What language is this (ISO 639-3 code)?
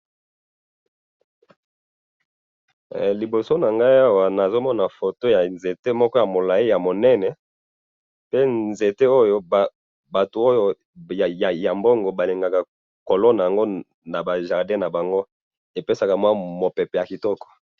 lin